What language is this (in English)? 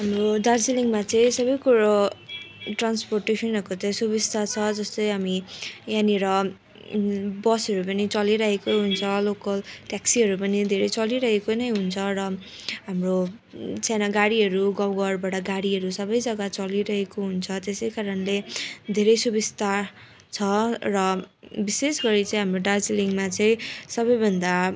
Nepali